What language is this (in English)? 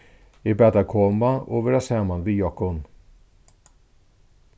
Faroese